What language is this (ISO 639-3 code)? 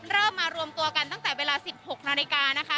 tha